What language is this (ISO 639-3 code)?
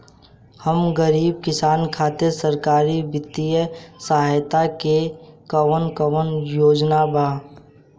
bho